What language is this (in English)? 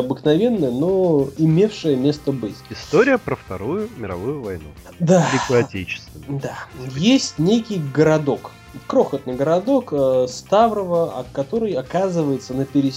Russian